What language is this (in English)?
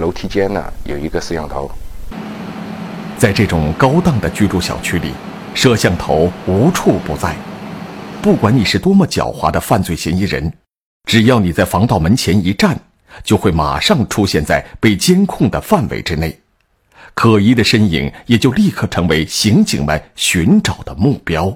Chinese